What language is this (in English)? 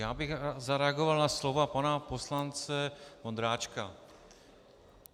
Czech